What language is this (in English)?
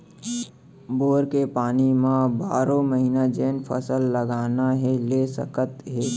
Chhattisgarhi